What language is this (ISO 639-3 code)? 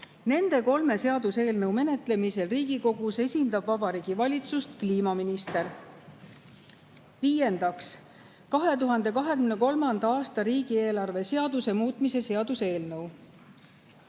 est